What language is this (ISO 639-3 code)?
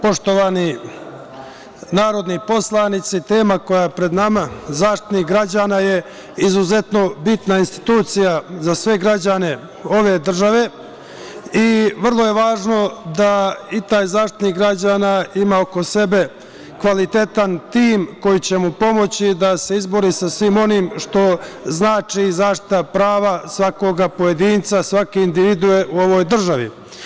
srp